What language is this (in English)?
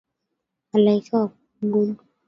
Swahili